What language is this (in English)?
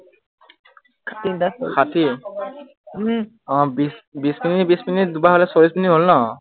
Assamese